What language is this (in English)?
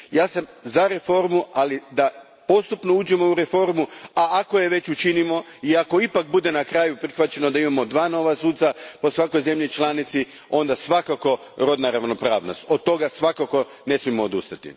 Croatian